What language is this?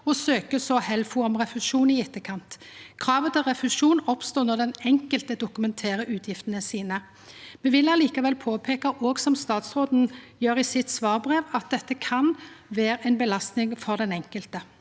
Norwegian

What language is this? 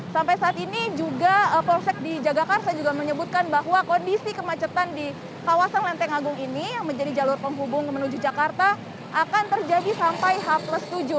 Indonesian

